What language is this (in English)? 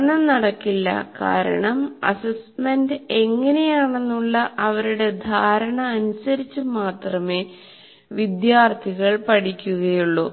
Malayalam